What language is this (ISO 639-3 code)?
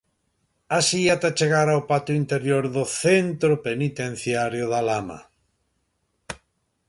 glg